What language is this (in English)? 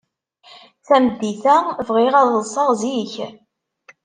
Kabyle